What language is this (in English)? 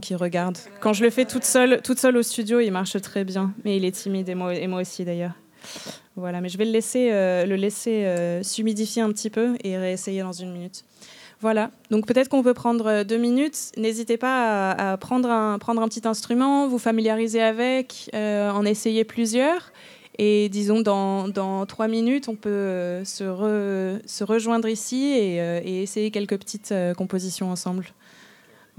French